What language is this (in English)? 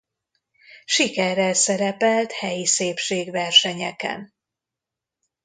Hungarian